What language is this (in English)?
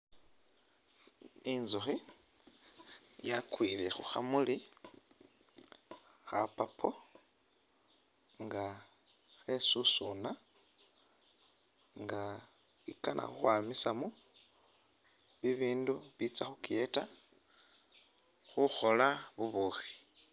Masaaba